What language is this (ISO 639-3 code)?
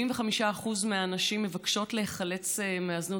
heb